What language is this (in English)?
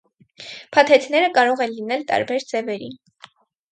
Armenian